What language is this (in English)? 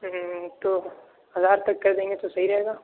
Urdu